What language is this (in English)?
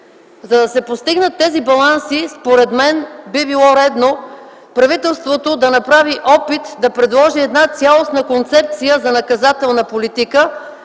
Bulgarian